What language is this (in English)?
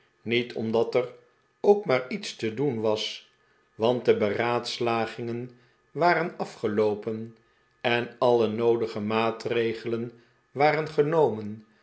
Dutch